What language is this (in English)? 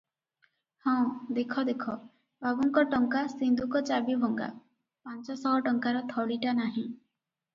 Odia